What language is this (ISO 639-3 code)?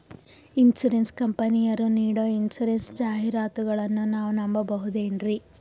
kan